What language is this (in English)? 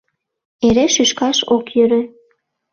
Mari